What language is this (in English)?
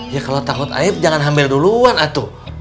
Indonesian